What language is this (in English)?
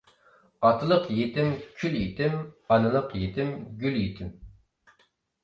Uyghur